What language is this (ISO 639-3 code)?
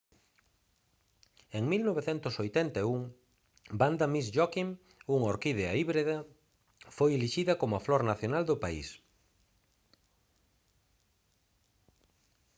glg